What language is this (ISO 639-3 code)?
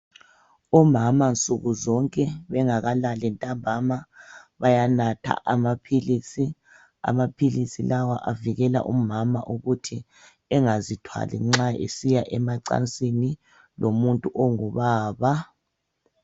nde